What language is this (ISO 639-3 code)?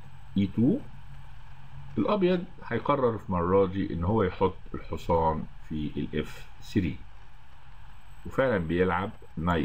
ara